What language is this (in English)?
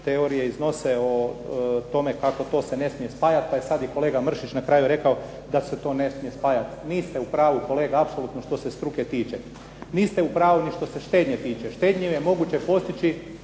Croatian